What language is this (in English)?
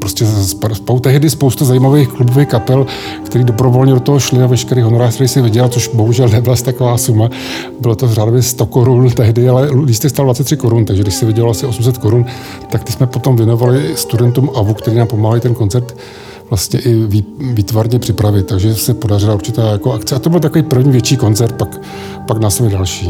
Czech